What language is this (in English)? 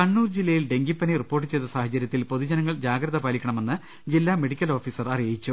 Malayalam